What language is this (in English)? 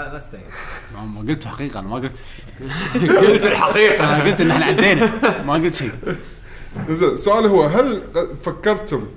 Arabic